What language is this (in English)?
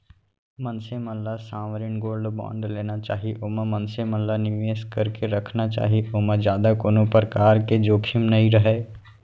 Chhattisgarhi